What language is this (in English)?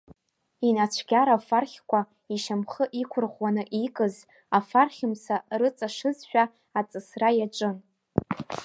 Abkhazian